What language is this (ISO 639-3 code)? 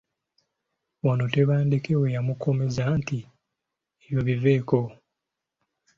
lug